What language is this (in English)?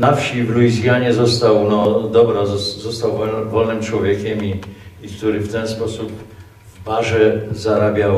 Polish